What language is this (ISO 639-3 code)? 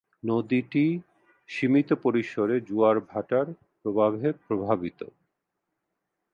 ben